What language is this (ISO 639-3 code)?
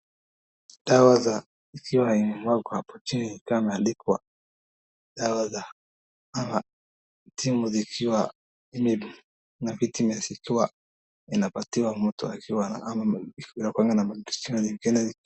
swa